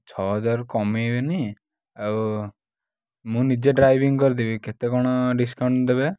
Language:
Odia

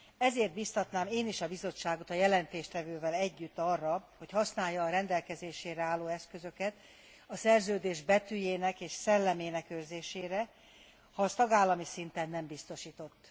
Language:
Hungarian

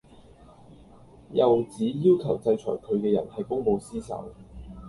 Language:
Cantonese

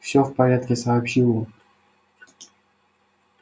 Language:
Russian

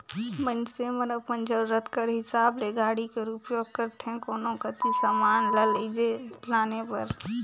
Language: Chhattisgarhi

